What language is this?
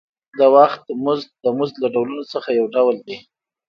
Pashto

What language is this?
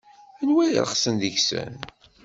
Kabyle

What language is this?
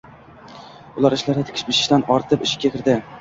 Uzbek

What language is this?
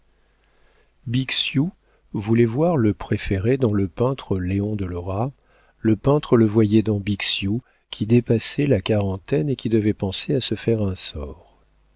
French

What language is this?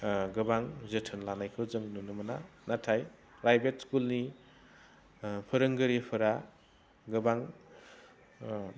Bodo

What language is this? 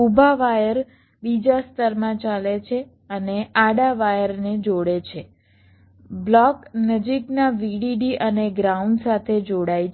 Gujarati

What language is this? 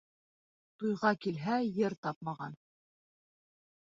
Bashkir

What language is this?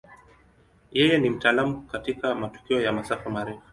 Swahili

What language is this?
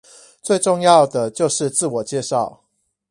Chinese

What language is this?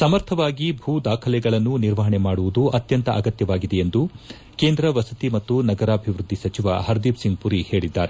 Kannada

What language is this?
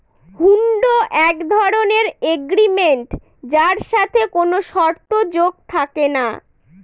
Bangla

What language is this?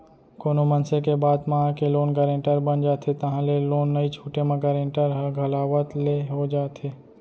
Chhattisgarhi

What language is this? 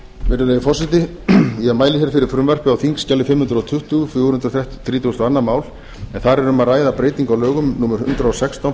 Icelandic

